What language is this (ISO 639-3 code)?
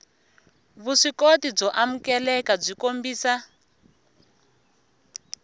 tso